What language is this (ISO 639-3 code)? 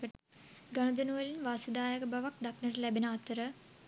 sin